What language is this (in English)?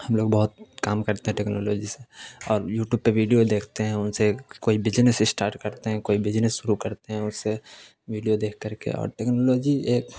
Urdu